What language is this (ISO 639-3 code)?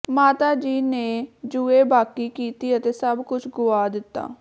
pan